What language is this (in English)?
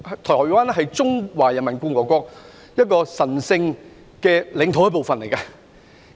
Cantonese